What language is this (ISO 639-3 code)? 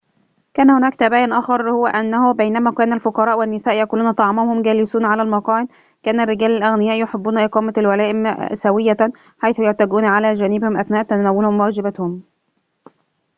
ara